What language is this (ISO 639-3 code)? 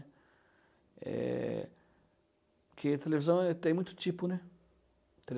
por